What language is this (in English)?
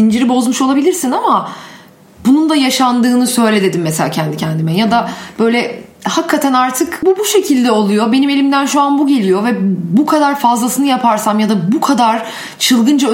Turkish